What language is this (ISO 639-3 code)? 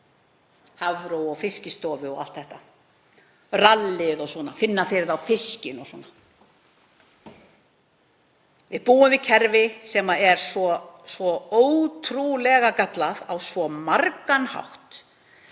isl